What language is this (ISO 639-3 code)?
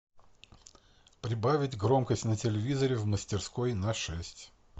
rus